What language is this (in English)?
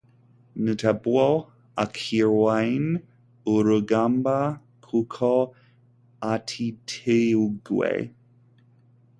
Kinyarwanda